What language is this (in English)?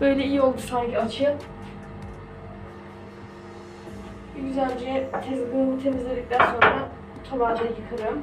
Turkish